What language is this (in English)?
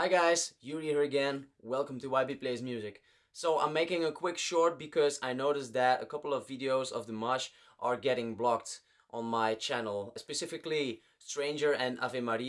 English